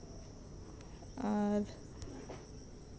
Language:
Santali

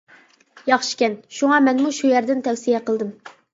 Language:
Uyghur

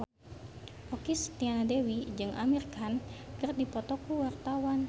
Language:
Sundanese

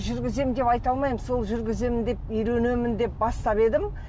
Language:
Kazakh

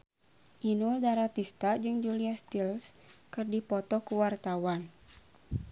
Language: Sundanese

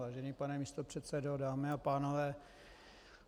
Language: Czech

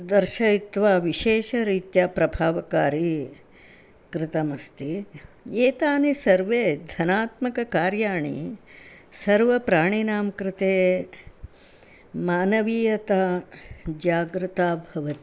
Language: Sanskrit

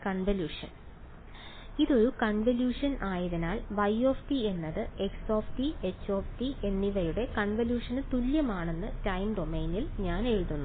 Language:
Malayalam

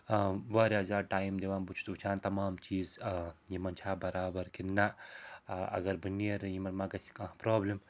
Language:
Kashmiri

